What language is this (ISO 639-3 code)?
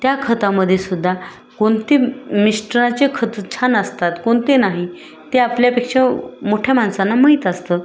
mar